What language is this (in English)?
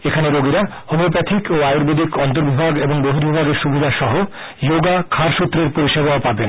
Bangla